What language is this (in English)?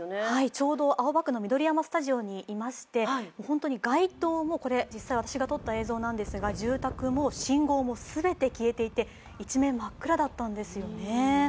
Japanese